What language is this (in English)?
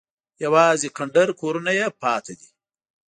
Pashto